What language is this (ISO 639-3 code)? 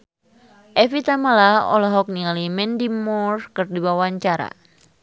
sun